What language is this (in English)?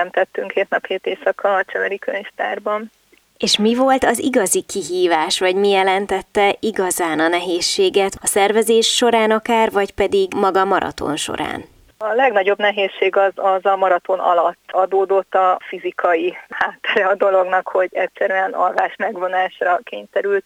Hungarian